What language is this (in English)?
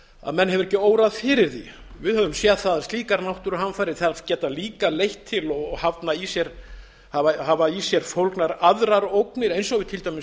Icelandic